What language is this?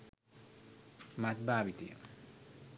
Sinhala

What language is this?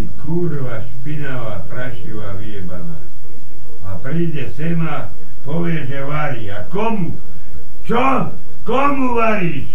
Slovak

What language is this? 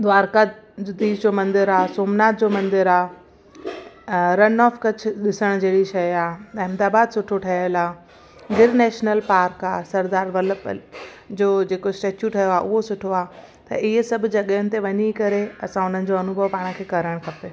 Sindhi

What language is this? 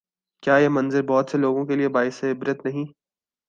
Urdu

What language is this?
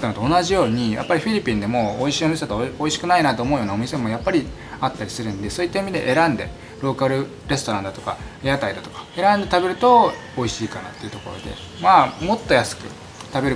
Japanese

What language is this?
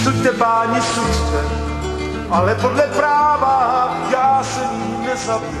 Czech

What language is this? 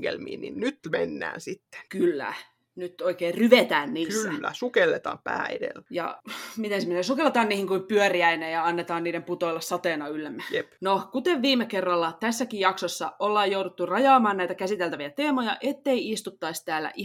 Finnish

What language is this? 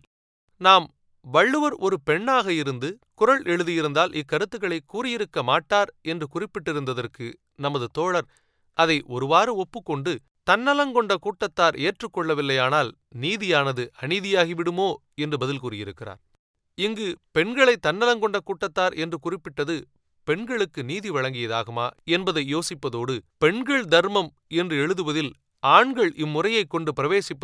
Tamil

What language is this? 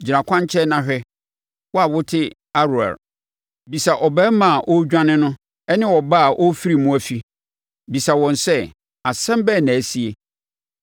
Akan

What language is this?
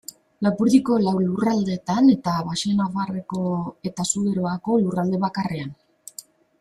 Basque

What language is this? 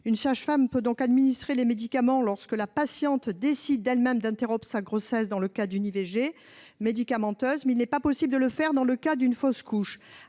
French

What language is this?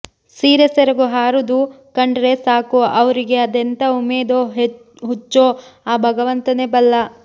Kannada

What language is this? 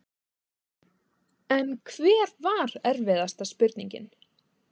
Icelandic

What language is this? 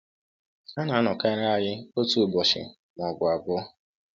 Igbo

